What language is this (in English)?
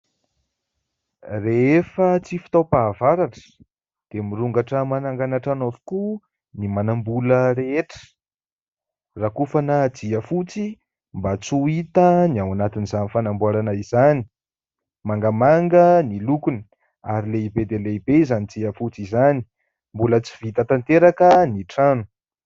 Malagasy